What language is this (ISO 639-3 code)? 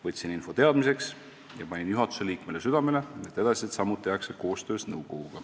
est